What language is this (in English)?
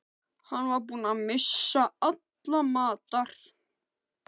Icelandic